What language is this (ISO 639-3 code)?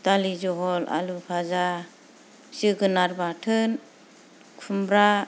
brx